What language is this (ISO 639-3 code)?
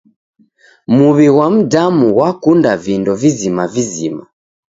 dav